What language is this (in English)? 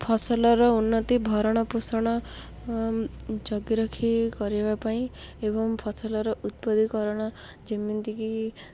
Odia